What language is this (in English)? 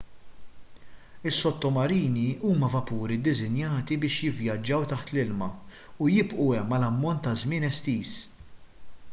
Maltese